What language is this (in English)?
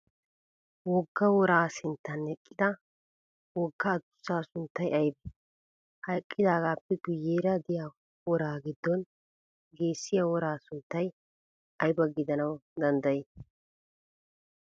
Wolaytta